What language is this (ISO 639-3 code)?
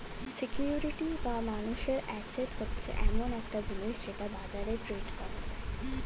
ben